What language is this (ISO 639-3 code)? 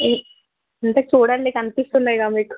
tel